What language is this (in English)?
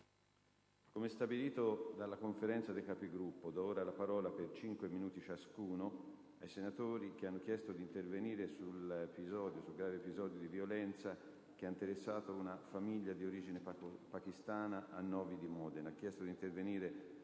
Italian